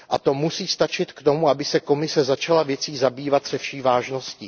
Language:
Czech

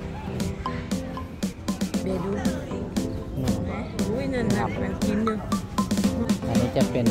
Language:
Thai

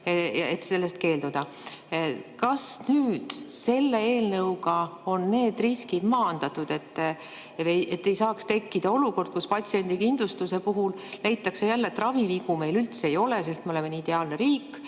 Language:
Estonian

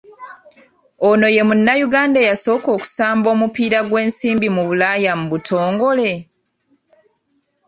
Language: Ganda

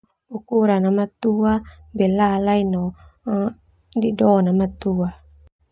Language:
Termanu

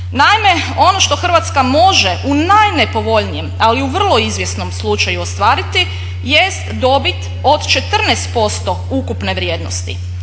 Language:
Croatian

